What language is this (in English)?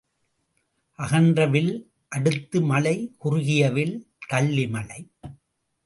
Tamil